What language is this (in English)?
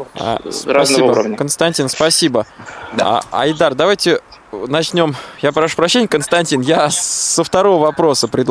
Russian